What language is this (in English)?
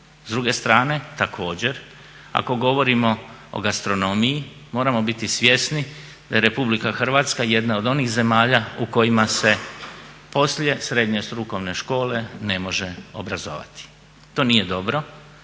Croatian